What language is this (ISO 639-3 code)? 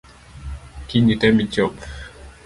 luo